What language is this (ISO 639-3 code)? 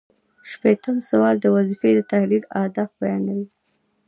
pus